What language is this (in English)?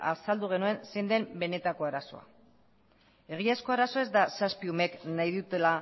Basque